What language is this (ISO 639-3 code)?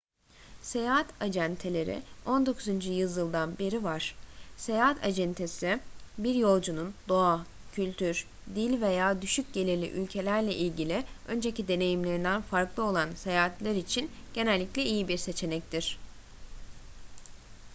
tur